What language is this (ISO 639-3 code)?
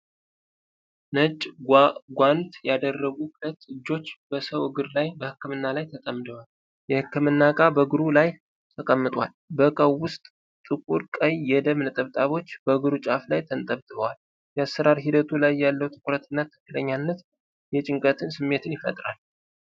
amh